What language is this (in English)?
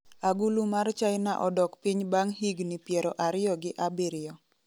Luo (Kenya and Tanzania)